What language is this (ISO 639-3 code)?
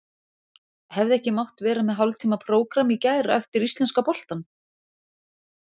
isl